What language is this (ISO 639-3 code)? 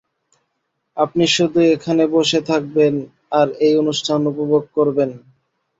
ben